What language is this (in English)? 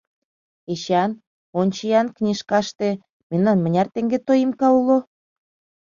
Mari